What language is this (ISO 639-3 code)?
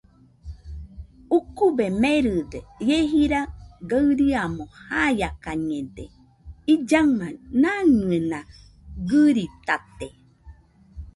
hux